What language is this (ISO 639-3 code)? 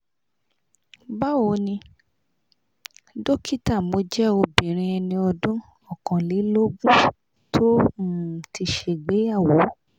yor